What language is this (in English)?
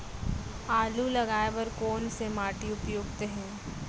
Chhattisgarhi